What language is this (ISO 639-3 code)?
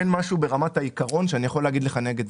heb